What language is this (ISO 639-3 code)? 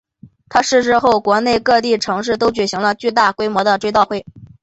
zho